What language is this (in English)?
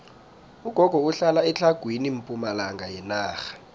South Ndebele